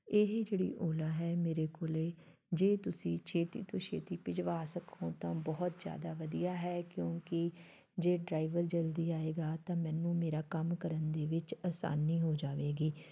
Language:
Punjabi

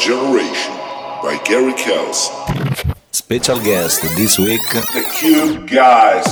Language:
English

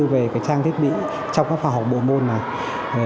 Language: Vietnamese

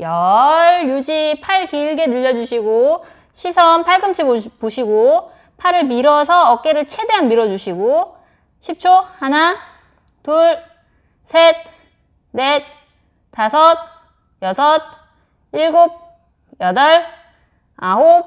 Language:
Korean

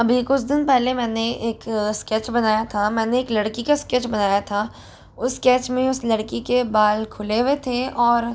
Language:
Hindi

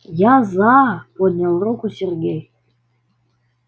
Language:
Russian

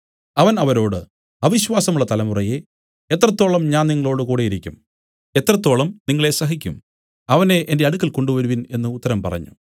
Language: Malayalam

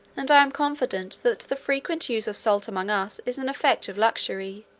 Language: English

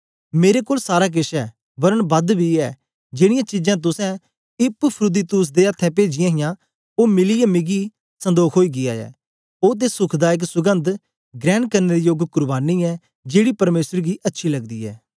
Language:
Dogri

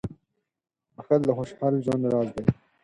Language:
Pashto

